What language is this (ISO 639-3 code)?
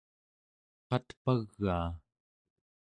esu